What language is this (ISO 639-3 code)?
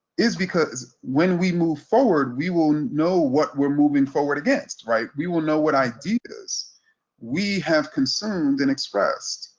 eng